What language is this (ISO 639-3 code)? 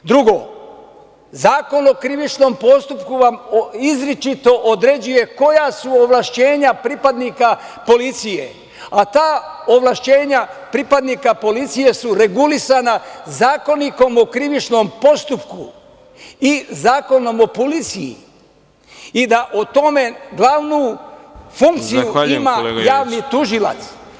srp